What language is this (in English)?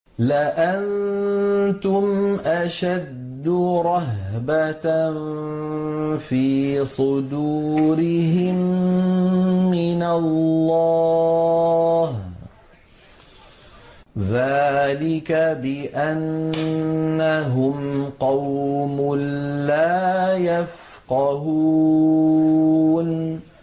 Arabic